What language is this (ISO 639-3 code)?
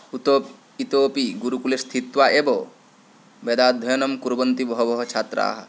san